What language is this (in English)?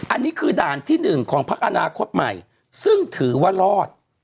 Thai